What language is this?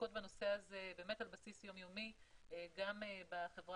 Hebrew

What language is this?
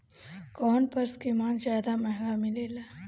Bhojpuri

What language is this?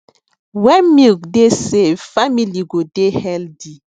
Nigerian Pidgin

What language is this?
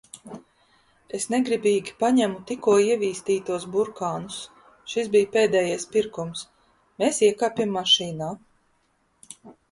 Latvian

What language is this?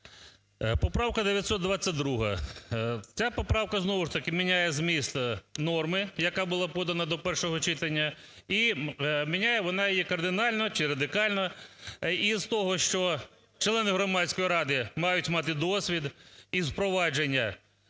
Ukrainian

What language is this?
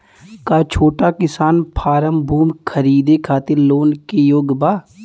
Bhojpuri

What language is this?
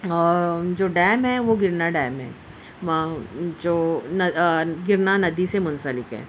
Urdu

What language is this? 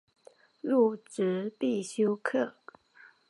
Chinese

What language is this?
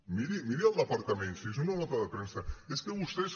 Catalan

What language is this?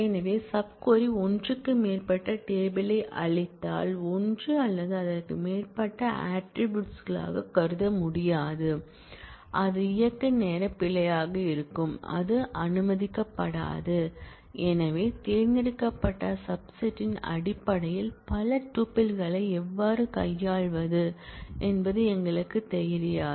Tamil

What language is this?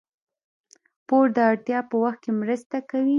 Pashto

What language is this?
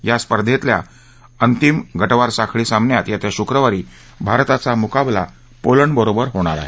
Marathi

